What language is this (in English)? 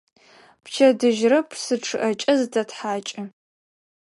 Adyghe